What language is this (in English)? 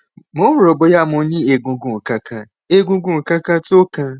Yoruba